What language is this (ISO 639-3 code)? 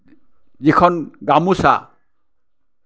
asm